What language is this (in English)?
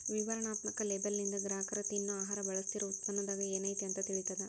Kannada